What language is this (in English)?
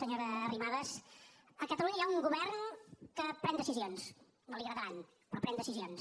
Catalan